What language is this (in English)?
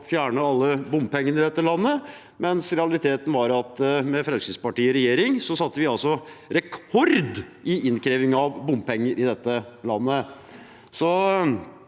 Norwegian